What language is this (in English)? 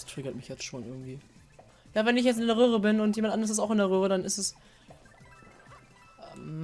German